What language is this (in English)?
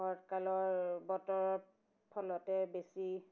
Assamese